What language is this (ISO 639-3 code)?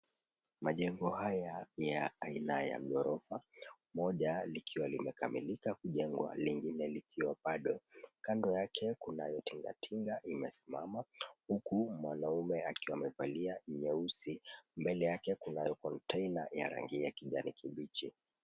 swa